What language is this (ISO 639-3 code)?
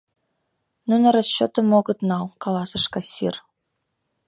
chm